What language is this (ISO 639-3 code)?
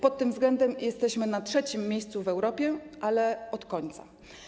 pol